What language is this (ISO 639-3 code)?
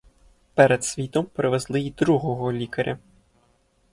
ukr